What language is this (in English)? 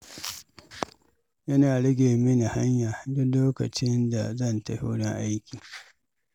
Hausa